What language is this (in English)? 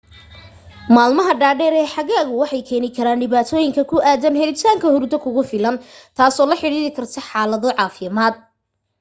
Somali